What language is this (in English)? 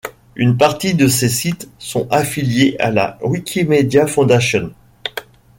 French